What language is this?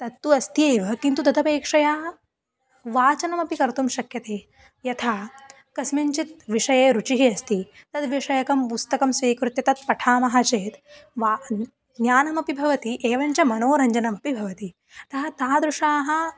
Sanskrit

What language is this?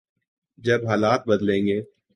Urdu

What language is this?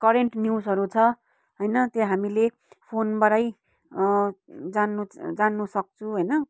Nepali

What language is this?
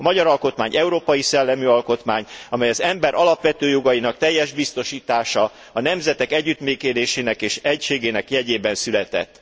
Hungarian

